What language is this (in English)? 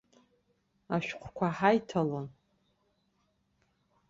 Abkhazian